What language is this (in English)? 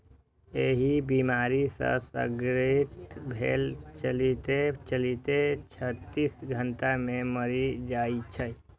Maithili